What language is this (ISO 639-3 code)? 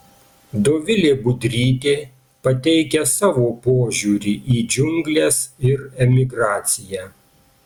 lit